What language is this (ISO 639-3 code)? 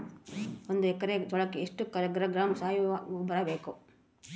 kan